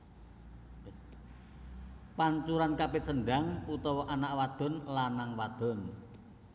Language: Javanese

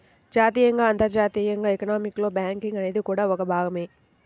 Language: Telugu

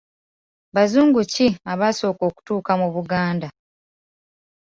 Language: Ganda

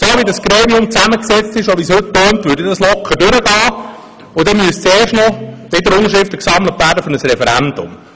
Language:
Swiss German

